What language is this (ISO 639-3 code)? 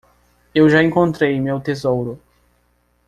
por